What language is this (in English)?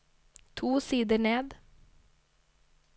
Norwegian